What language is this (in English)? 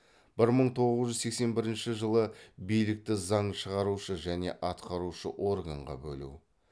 Kazakh